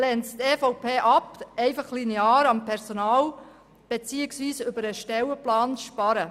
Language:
Swiss German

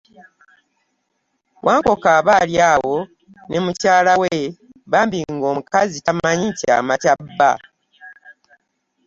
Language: Ganda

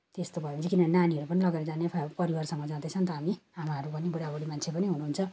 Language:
Nepali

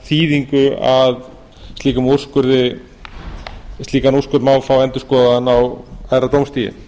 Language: Icelandic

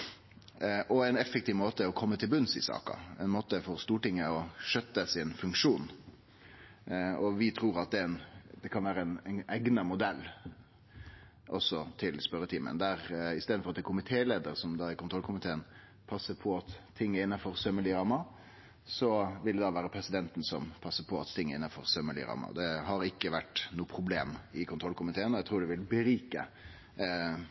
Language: Norwegian Nynorsk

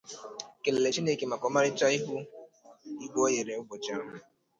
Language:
Igbo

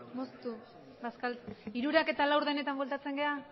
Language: Basque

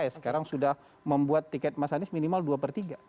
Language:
Indonesian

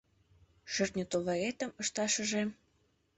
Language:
Mari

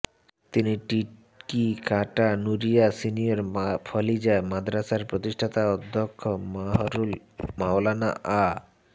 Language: Bangla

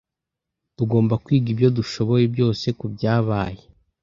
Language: Kinyarwanda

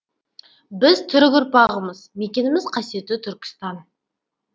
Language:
Kazakh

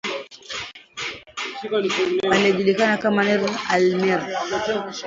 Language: Swahili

